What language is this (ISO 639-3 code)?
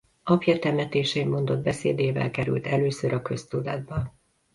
hun